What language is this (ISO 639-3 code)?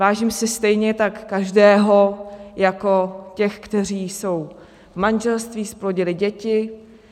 ces